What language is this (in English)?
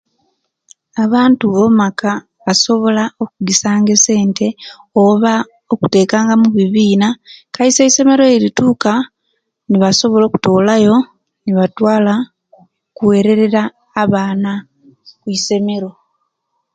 Kenyi